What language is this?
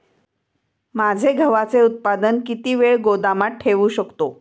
Marathi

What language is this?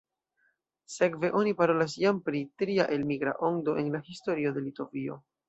Esperanto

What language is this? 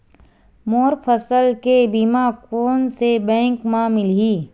Chhattisgarhi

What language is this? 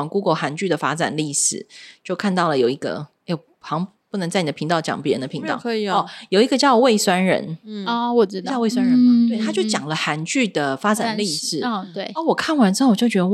Chinese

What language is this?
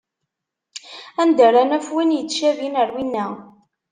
Kabyle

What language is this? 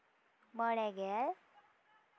Santali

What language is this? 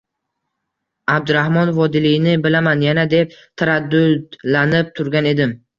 Uzbek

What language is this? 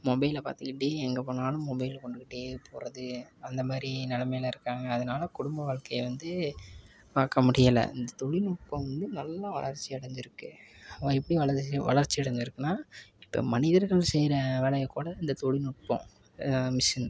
Tamil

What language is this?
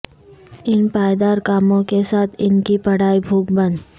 Urdu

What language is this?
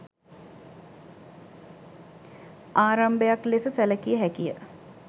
Sinhala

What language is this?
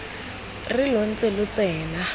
Tswana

